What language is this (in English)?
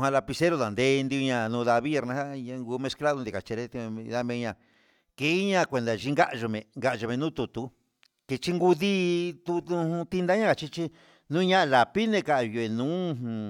Huitepec Mixtec